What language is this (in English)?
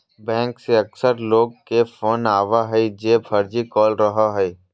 Magahi